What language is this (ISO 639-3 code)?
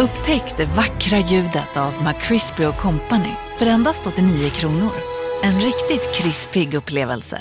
swe